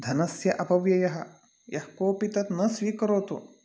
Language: Sanskrit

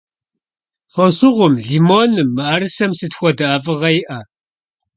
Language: Kabardian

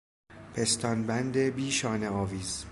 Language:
Persian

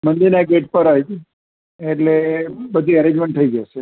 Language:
Gujarati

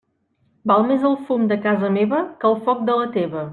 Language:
Catalan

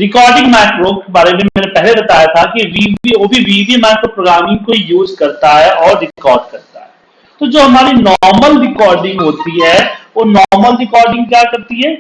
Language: Hindi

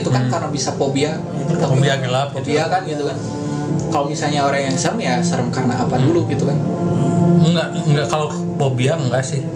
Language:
Indonesian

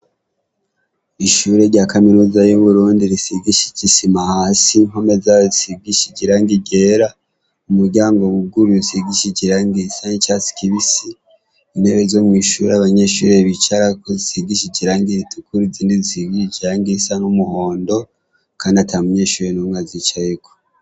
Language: Rundi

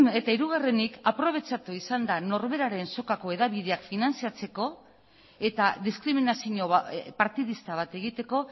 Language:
Basque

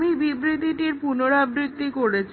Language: Bangla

